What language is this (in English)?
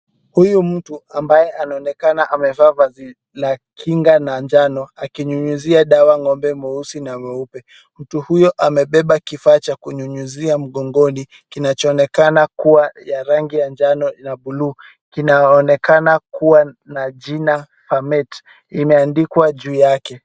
Swahili